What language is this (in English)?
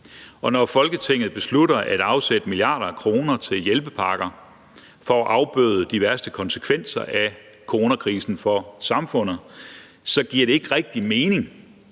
Danish